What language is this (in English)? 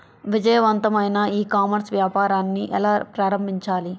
Telugu